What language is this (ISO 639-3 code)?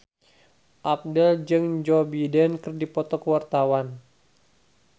sun